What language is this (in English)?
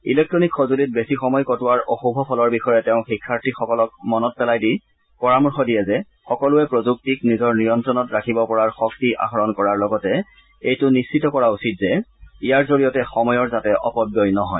Assamese